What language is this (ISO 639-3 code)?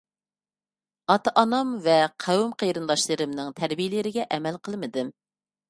uig